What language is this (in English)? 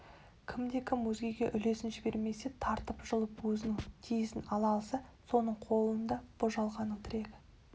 Kazakh